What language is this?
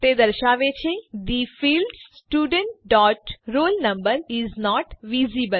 Gujarati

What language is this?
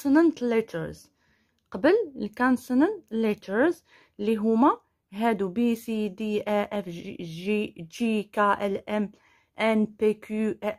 Arabic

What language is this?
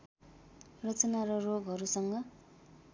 Nepali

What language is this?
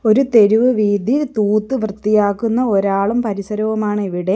Malayalam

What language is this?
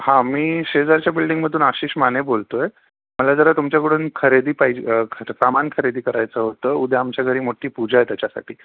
Marathi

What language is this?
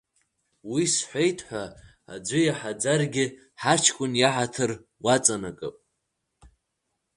Abkhazian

